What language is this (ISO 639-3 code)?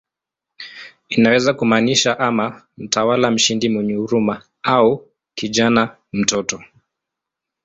swa